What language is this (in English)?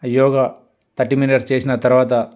Telugu